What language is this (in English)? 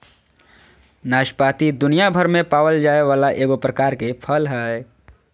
Magahi